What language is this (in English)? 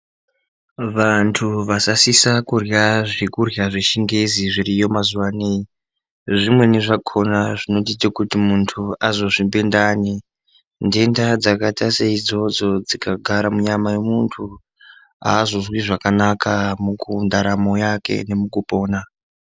Ndau